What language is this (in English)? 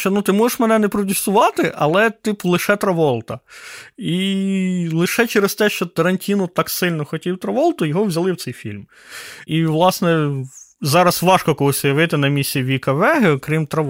Ukrainian